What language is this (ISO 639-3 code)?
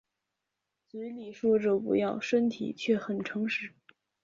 zho